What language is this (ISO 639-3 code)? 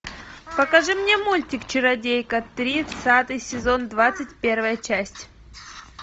rus